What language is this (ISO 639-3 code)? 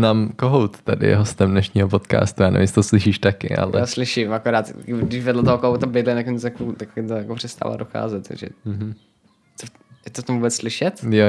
ces